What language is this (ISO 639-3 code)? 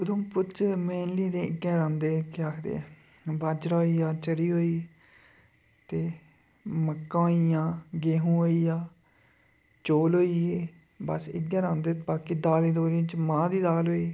doi